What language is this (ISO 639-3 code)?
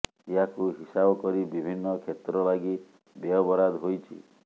ori